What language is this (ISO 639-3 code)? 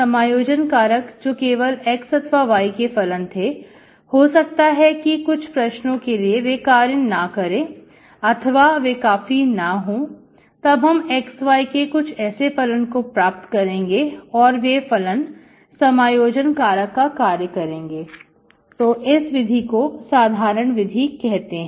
hin